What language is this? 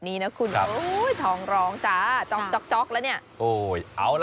Thai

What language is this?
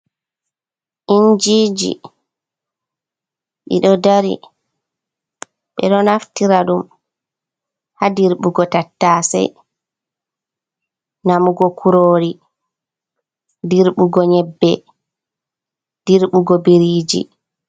Fula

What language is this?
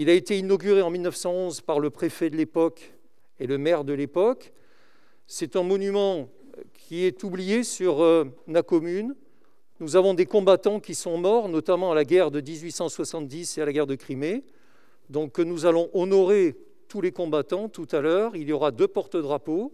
French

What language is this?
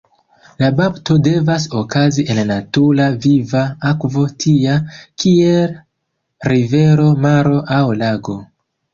Esperanto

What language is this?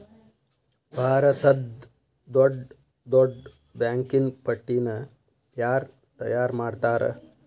Kannada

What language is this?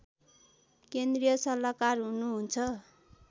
Nepali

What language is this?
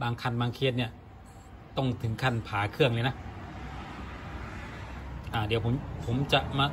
Thai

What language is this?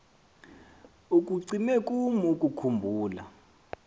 Xhosa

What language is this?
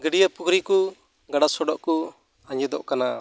Santali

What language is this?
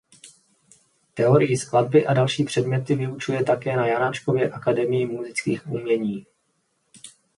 Czech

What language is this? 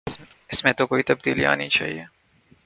Urdu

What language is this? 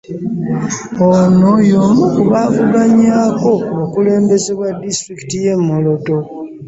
Ganda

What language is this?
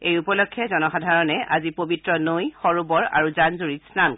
Assamese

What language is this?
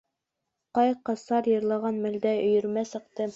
Bashkir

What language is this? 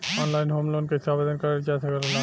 Bhojpuri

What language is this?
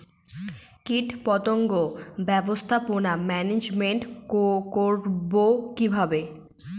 Bangla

